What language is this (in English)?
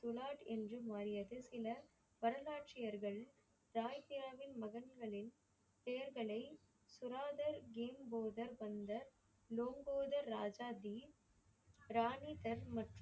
Tamil